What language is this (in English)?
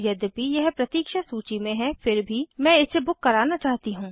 Hindi